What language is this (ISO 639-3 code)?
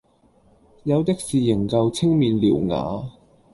yue